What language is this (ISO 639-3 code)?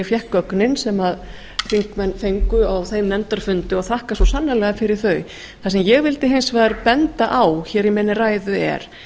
isl